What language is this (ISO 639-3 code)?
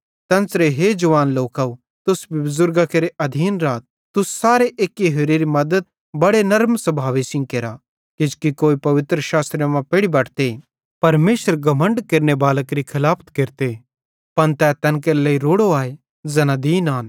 bhd